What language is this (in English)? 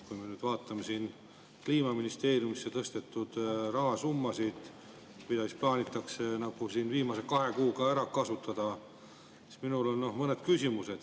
Estonian